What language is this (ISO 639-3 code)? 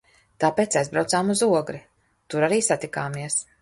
lav